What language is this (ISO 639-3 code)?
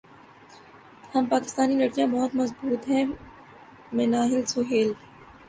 urd